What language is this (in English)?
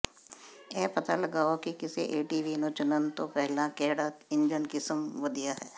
Punjabi